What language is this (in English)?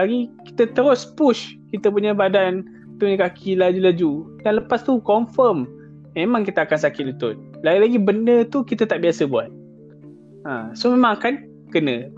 Malay